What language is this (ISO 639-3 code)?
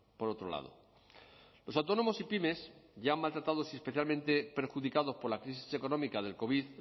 spa